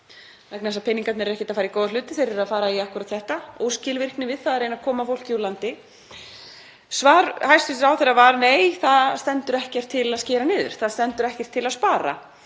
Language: Icelandic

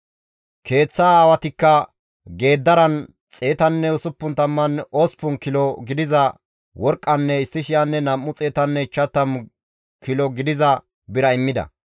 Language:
Gamo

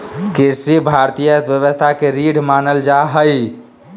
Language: Magahi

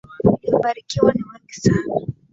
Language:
Swahili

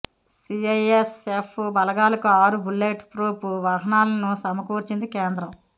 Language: Telugu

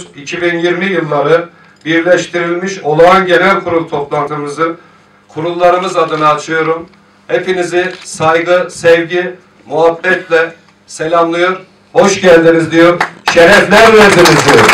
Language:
Turkish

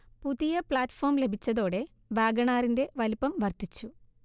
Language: Malayalam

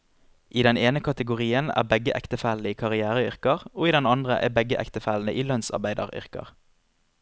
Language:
Norwegian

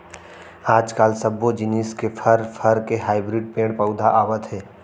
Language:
Chhattisgarhi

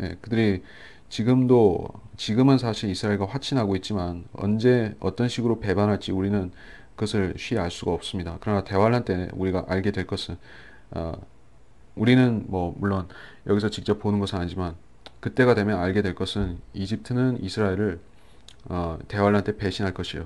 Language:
Korean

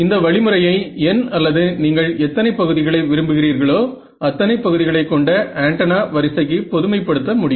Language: Tamil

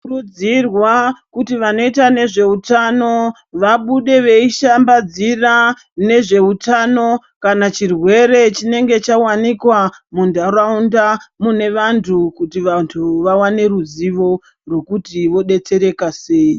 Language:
Ndau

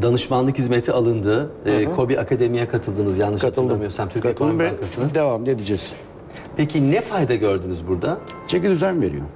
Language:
Turkish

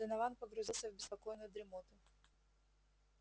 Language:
Russian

